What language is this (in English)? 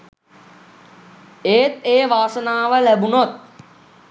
Sinhala